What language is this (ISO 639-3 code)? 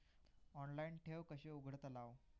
mar